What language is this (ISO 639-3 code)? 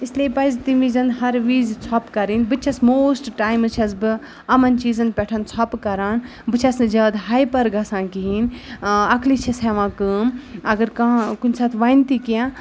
kas